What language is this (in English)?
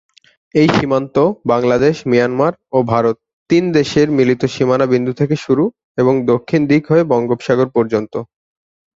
Bangla